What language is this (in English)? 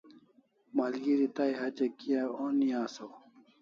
Kalasha